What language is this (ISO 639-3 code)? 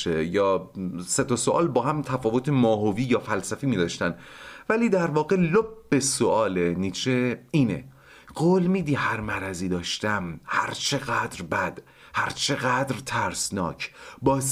fas